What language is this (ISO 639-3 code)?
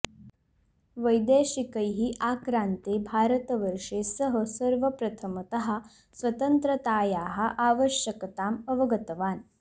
san